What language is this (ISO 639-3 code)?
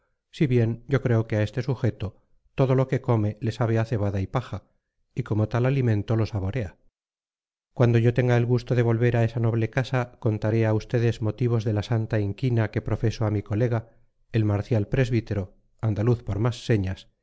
spa